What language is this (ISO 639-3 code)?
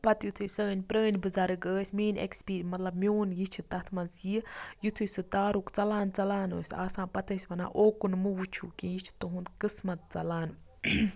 kas